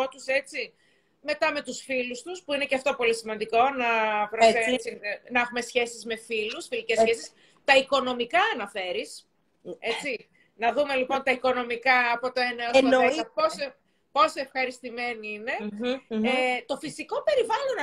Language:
Greek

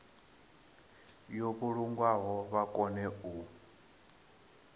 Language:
Venda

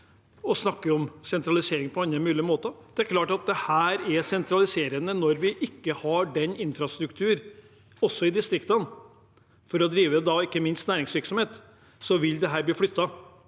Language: Norwegian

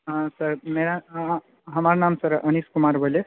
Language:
Maithili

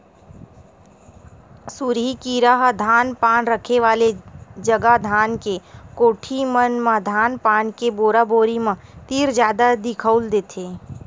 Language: Chhattisgarhi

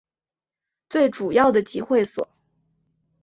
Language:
Chinese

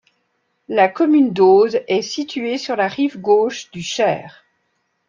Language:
French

